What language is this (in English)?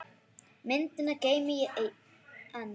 Icelandic